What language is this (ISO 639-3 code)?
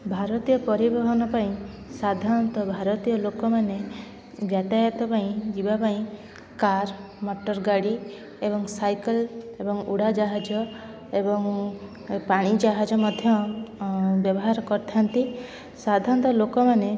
ori